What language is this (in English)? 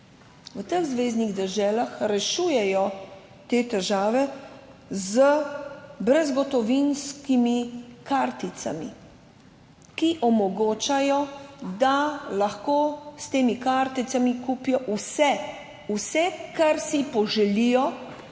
Slovenian